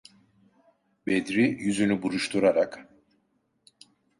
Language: Turkish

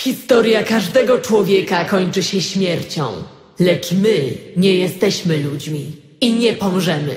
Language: Polish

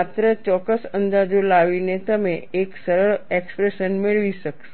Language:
Gujarati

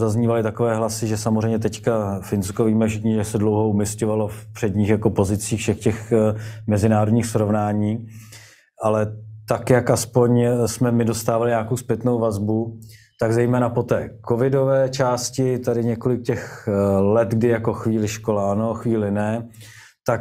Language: Czech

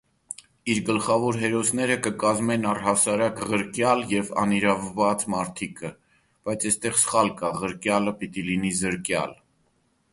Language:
Armenian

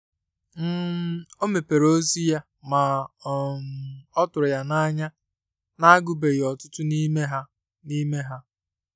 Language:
Igbo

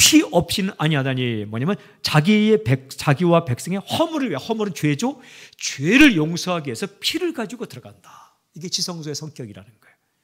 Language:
Korean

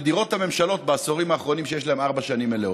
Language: Hebrew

